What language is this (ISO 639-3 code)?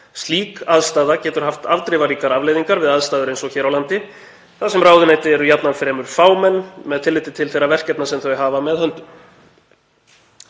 isl